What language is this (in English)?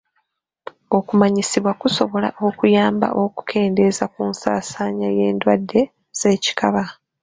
Ganda